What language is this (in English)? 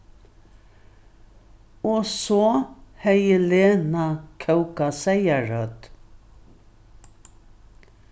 Faroese